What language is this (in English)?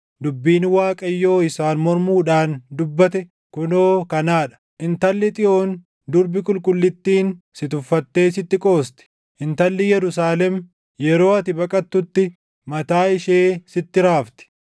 Oromo